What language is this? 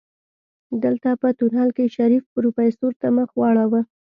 Pashto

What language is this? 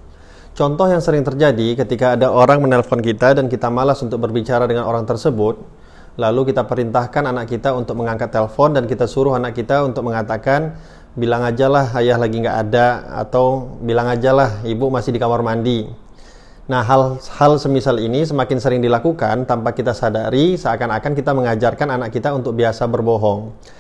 Indonesian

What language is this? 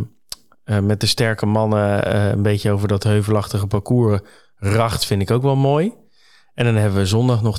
Dutch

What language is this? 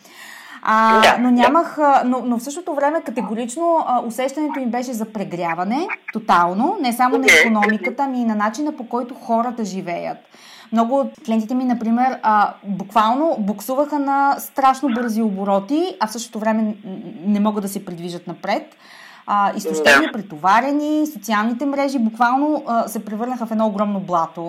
Bulgarian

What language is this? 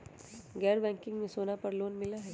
Magahi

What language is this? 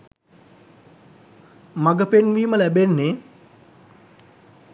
Sinhala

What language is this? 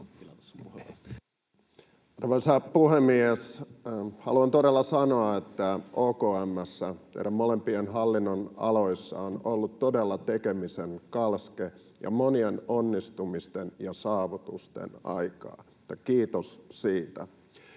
Finnish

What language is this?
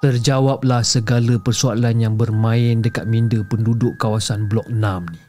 Malay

